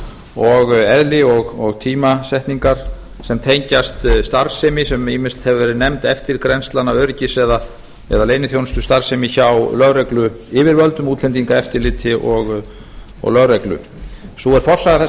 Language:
Icelandic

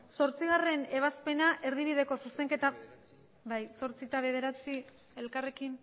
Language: Basque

